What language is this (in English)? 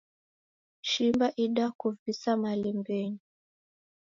Taita